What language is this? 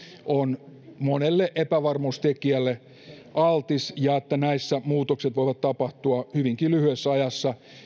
Finnish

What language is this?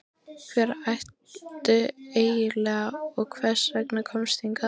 Icelandic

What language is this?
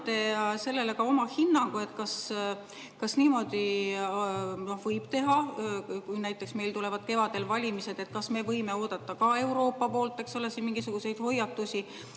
Estonian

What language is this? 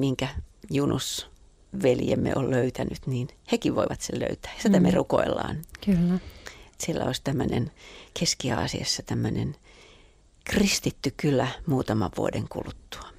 Finnish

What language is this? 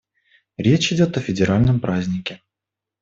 Russian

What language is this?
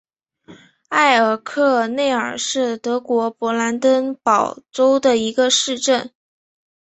Chinese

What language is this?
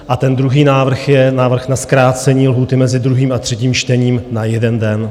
Czech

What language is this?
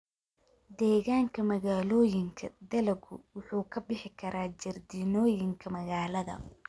Somali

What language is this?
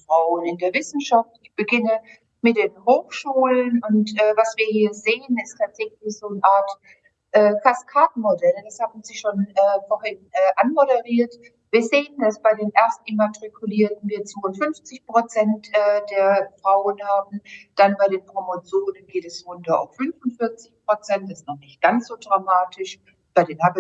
German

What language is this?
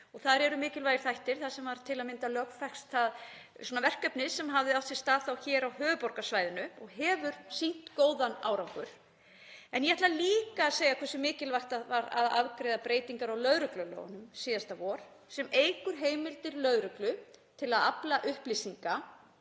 Icelandic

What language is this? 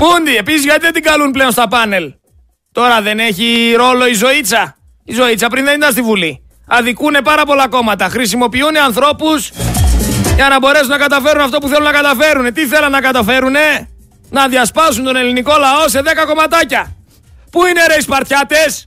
Greek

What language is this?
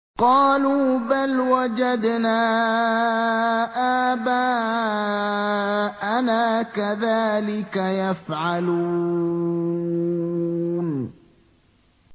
Arabic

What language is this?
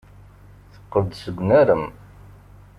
Kabyle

